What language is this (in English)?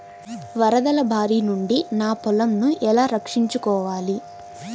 Telugu